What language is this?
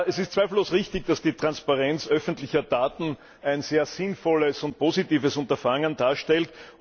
German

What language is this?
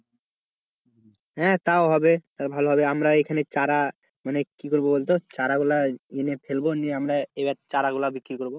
Bangla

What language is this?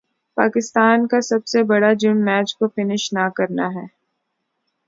Urdu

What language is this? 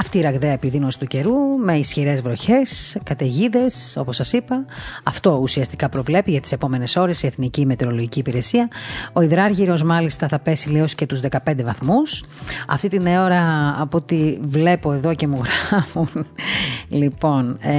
Greek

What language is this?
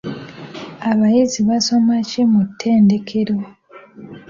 Ganda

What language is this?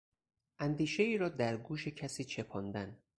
Persian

